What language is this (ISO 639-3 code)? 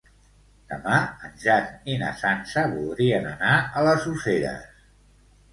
cat